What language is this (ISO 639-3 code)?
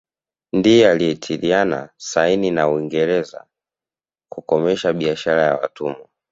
swa